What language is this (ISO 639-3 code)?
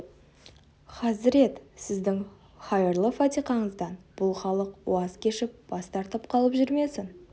kaz